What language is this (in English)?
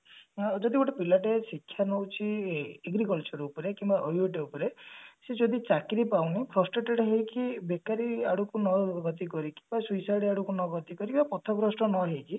Odia